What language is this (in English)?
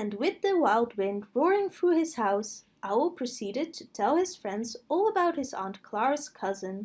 English